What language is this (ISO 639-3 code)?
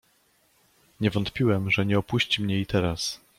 pol